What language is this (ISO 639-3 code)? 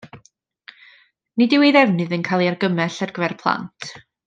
cym